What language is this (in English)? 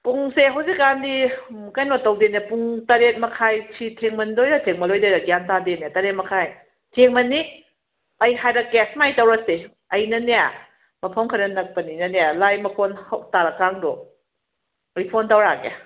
Manipuri